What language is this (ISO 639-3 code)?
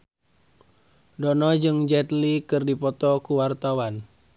sun